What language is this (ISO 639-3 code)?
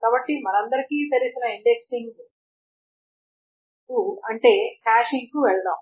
tel